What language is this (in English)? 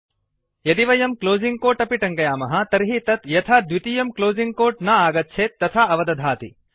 Sanskrit